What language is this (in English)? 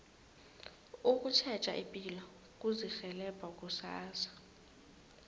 South Ndebele